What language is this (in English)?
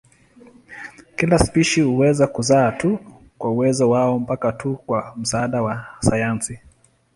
Swahili